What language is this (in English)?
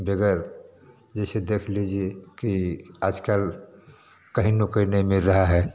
Hindi